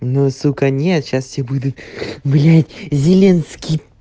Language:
Russian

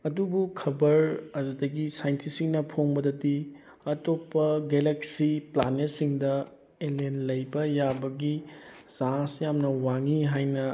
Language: Manipuri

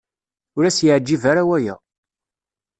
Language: Kabyle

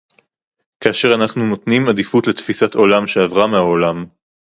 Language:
Hebrew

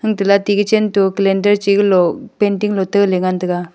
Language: Wancho Naga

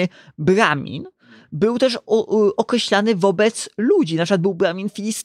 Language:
Polish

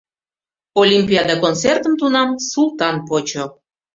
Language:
Mari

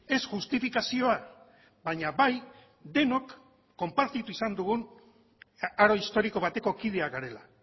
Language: Basque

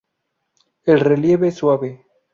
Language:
Spanish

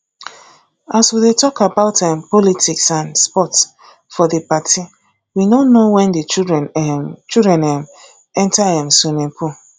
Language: Nigerian Pidgin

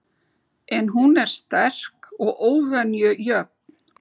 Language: Icelandic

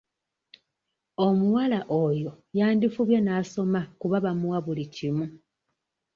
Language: Ganda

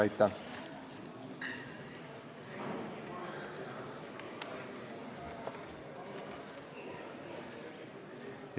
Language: Estonian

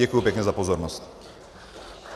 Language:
Czech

